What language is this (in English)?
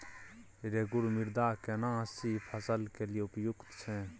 Maithili